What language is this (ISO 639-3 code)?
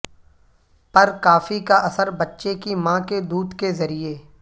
urd